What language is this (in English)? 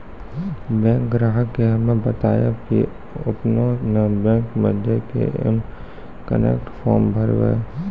Maithili